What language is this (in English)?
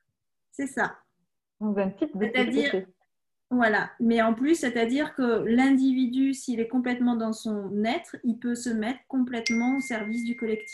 French